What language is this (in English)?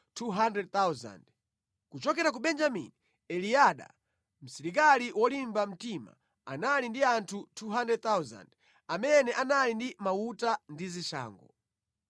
Nyanja